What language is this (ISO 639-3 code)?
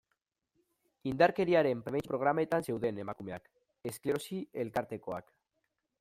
eus